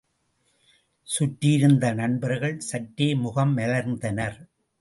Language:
Tamil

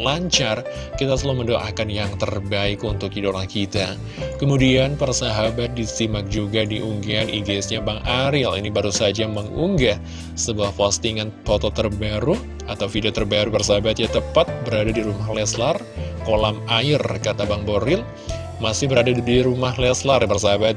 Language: Indonesian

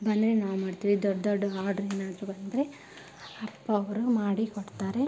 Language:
Kannada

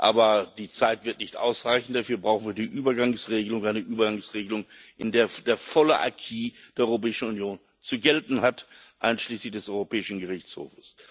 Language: German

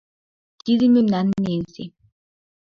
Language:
Mari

